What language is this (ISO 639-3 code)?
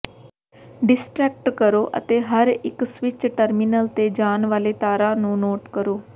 pan